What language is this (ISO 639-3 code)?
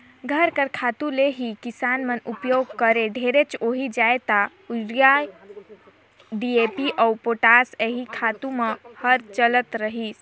hne